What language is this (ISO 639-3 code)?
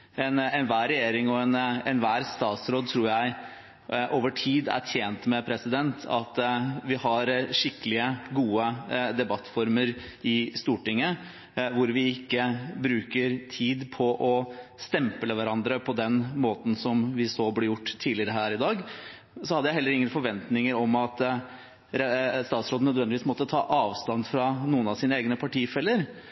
nob